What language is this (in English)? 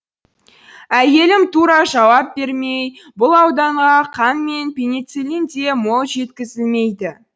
Kazakh